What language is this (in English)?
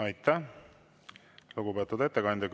Estonian